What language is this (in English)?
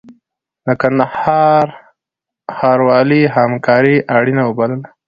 Pashto